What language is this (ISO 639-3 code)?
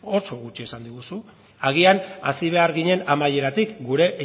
eus